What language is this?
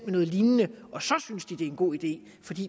Danish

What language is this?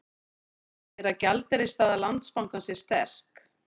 Icelandic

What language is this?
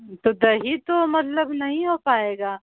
Urdu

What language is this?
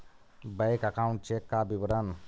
Magahi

